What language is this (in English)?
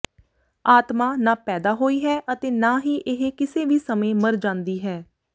Punjabi